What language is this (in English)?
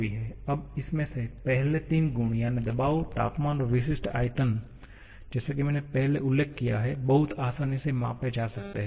Hindi